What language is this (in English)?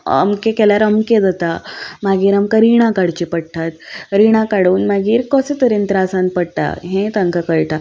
Konkani